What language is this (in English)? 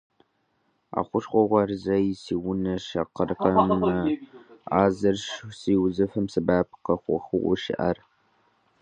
Kabardian